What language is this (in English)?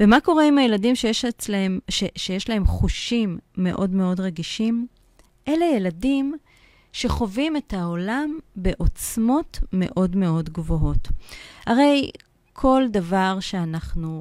Hebrew